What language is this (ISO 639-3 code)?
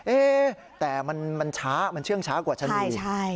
tha